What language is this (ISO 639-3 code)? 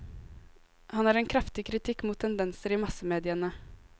nor